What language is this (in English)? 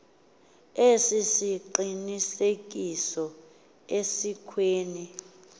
Xhosa